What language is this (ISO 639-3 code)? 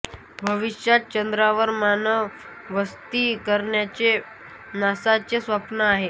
mar